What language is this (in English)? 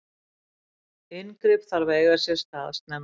Icelandic